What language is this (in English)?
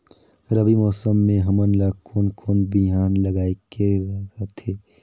Chhattisgarhi